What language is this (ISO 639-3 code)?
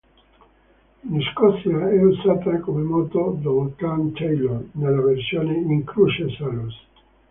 ita